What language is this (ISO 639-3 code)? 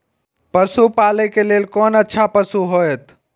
mai